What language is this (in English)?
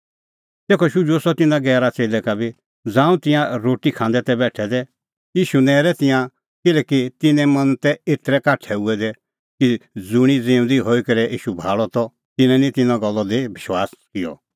Kullu Pahari